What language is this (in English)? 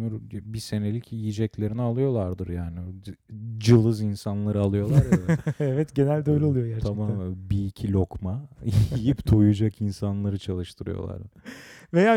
Turkish